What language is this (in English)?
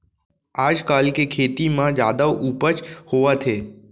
Chhattisgarhi